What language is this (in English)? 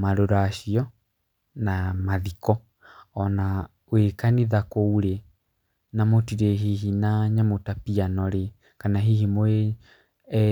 Kikuyu